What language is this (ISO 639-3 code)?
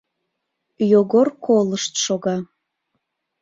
chm